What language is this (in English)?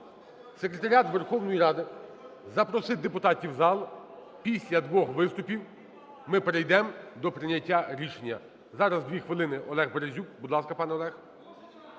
Ukrainian